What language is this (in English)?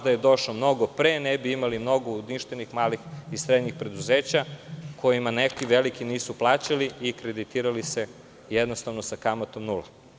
Serbian